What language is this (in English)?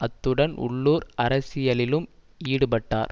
Tamil